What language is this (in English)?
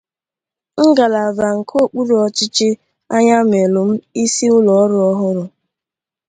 Igbo